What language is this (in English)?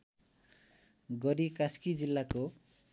Nepali